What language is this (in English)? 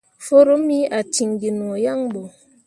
Mundang